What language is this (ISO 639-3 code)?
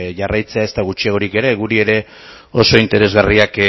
eus